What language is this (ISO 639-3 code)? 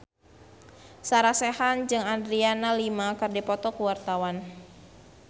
sun